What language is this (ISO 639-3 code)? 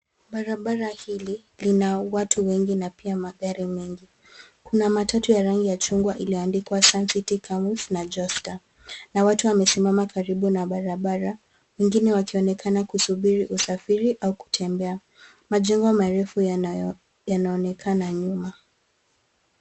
swa